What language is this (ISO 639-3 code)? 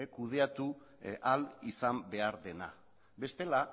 eus